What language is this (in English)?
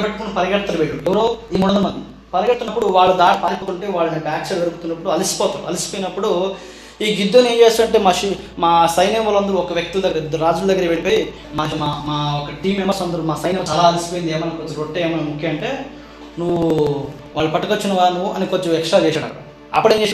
Telugu